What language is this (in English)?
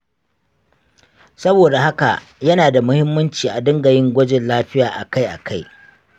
Hausa